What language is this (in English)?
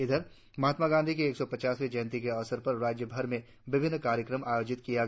Hindi